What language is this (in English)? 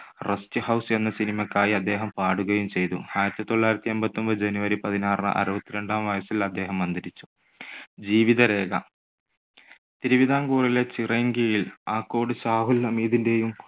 Malayalam